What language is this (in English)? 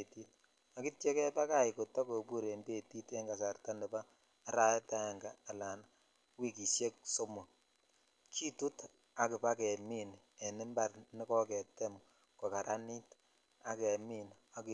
Kalenjin